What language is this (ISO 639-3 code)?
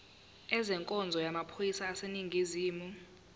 zul